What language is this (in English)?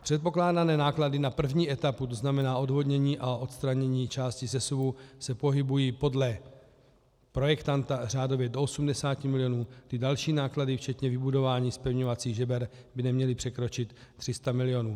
Czech